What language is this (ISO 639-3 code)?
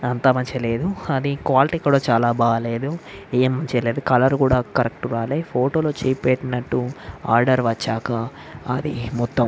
tel